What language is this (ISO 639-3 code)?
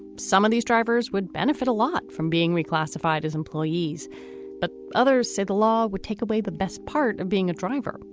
eng